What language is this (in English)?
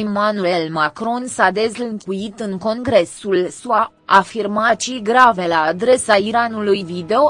Romanian